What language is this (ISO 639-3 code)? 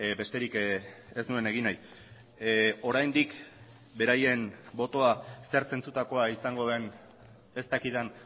eus